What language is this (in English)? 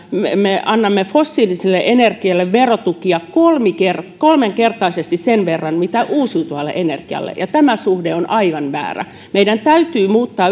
Finnish